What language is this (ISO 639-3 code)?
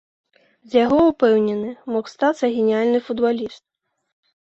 bel